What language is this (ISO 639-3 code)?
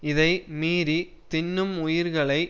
tam